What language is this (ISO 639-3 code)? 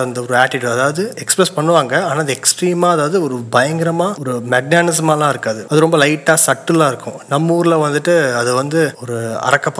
tam